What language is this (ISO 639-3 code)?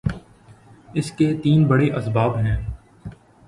urd